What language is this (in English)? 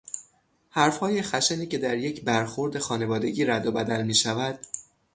Persian